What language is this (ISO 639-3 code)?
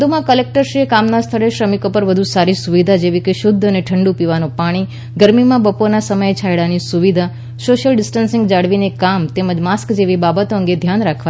guj